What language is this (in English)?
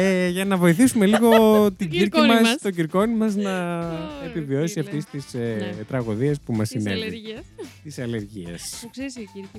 Greek